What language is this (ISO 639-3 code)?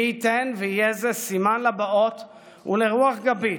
heb